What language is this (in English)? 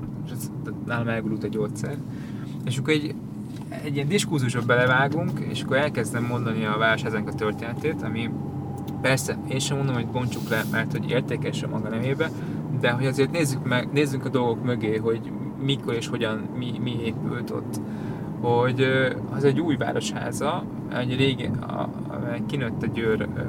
Hungarian